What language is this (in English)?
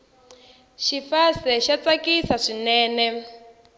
Tsonga